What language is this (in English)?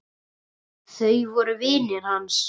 Icelandic